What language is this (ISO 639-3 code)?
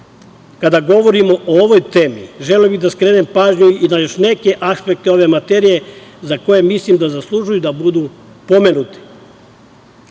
srp